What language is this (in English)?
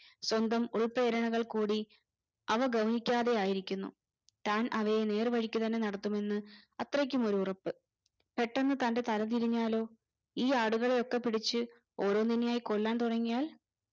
Malayalam